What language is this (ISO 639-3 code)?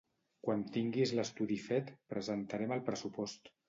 cat